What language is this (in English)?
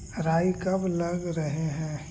Magahi